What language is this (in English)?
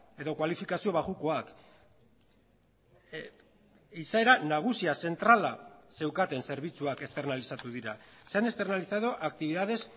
Basque